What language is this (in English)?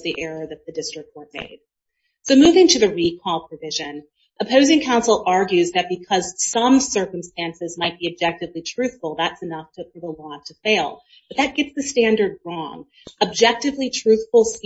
English